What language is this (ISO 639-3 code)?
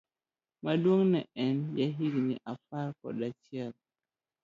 luo